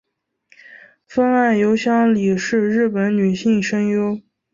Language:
Chinese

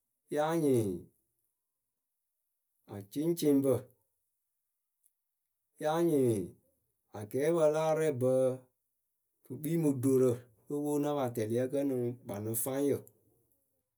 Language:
Akebu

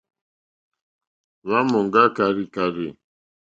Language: Mokpwe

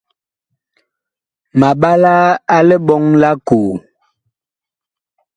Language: Bakoko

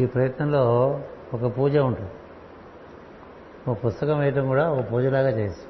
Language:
Telugu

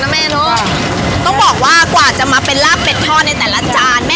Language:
Thai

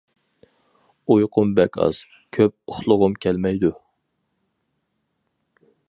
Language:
Uyghur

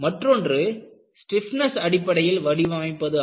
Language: Tamil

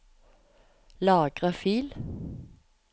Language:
Norwegian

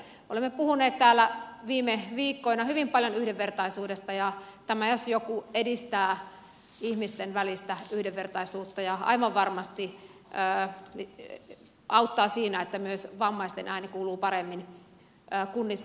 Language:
Finnish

